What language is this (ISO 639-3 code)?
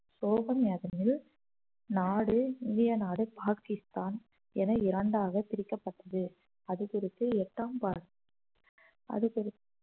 tam